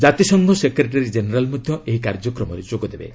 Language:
Odia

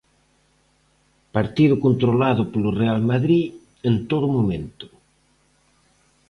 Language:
Galician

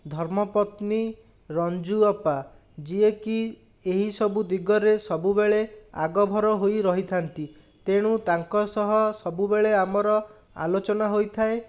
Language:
Odia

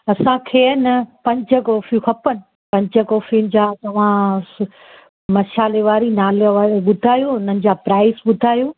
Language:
Sindhi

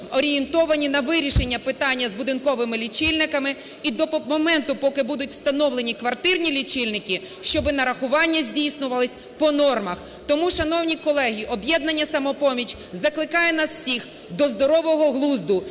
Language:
Ukrainian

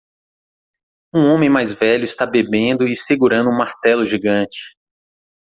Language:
Portuguese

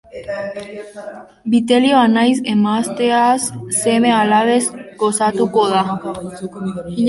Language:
Basque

